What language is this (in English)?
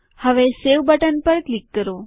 Gujarati